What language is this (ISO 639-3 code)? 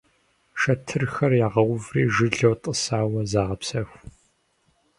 kbd